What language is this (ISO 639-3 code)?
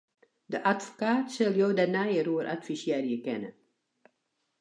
fry